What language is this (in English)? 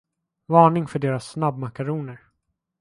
Swedish